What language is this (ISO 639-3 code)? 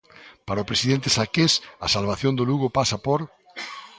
glg